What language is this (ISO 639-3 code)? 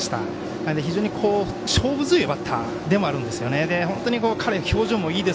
jpn